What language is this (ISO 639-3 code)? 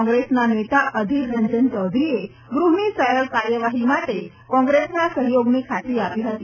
guj